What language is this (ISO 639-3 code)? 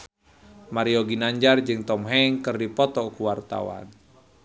sun